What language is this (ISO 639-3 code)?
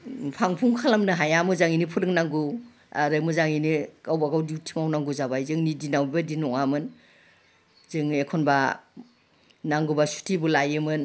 brx